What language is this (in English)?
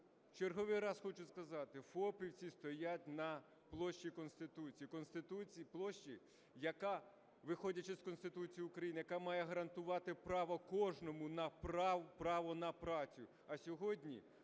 Ukrainian